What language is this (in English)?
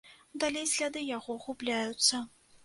Belarusian